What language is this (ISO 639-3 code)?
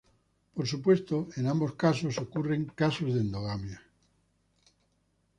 spa